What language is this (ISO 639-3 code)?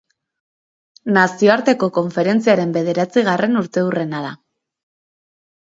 eus